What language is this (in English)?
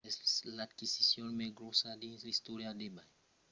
Occitan